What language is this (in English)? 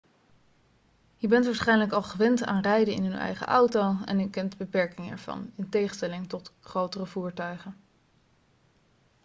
Dutch